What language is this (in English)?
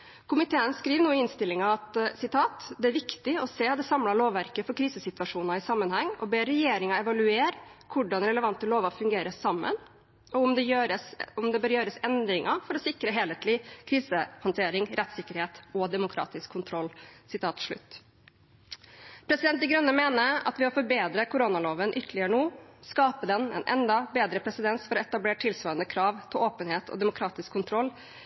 Norwegian Bokmål